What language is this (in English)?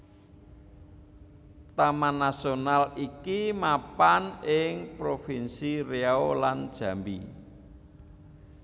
Javanese